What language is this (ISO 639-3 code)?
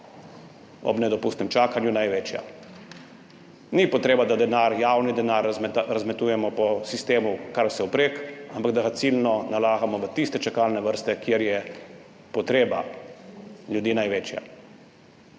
slv